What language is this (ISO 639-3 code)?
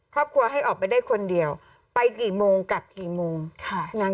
tha